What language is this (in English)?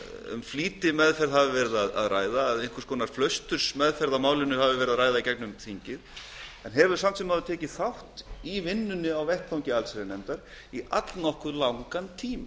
Icelandic